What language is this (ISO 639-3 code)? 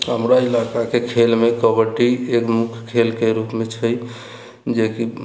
mai